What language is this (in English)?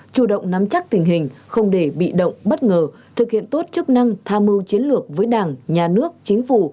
Vietnamese